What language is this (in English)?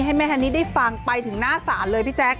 Thai